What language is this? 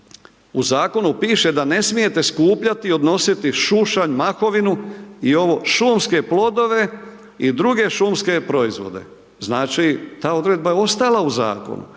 Croatian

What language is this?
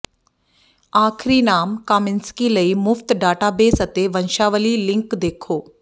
Punjabi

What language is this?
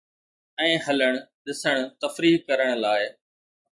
Sindhi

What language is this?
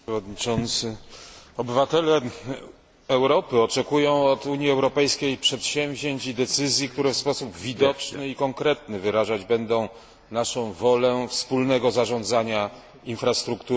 Polish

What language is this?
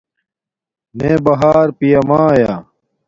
Domaaki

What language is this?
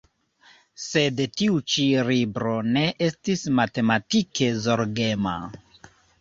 Esperanto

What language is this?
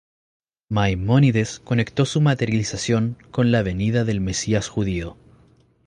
Spanish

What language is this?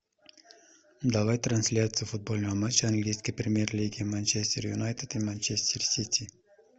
Russian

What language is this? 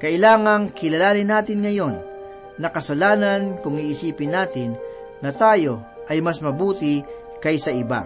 Filipino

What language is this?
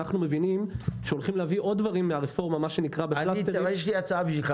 Hebrew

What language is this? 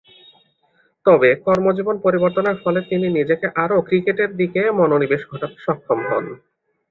Bangla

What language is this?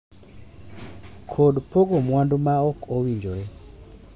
Luo (Kenya and Tanzania)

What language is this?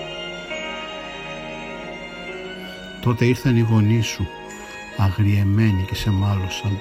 Greek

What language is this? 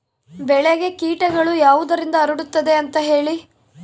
Kannada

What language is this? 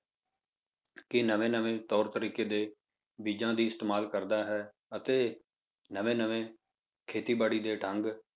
Punjabi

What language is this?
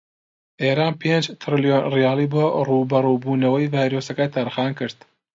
Central Kurdish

